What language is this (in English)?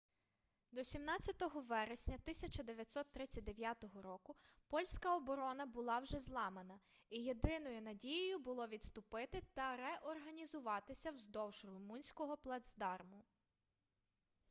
Ukrainian